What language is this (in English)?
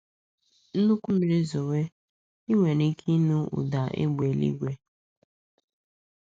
Igbo